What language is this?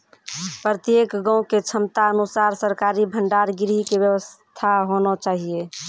Maithili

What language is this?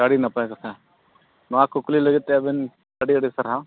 Santali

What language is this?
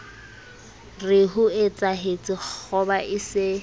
Southern Sotho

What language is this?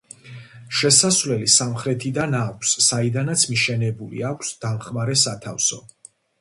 Georgian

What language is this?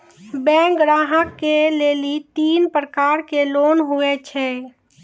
Maithili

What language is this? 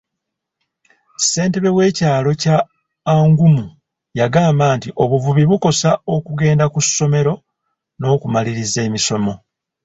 Ganda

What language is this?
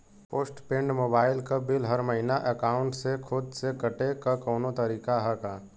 Bhojpuri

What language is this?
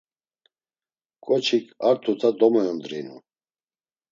Laz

